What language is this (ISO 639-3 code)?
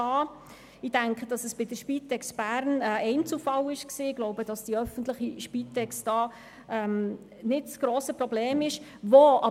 gsw